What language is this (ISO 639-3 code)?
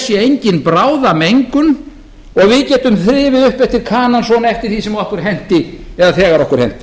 isl